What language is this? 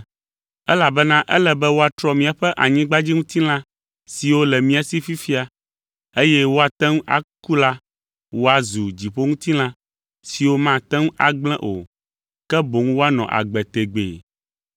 Ewe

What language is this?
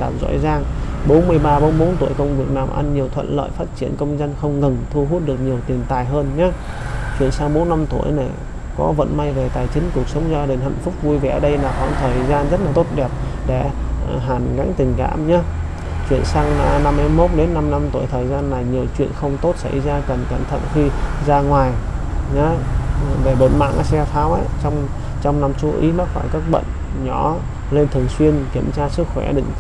Vietnamese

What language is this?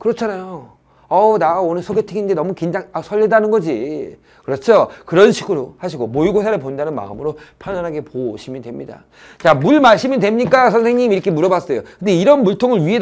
Korean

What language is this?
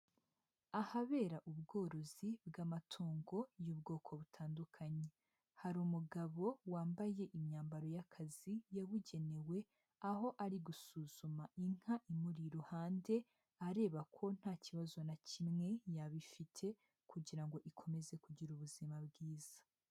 Kinyarwanda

